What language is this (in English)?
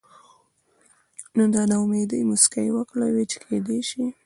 Pashto